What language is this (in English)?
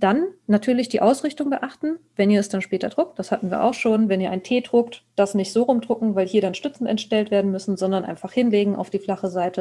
German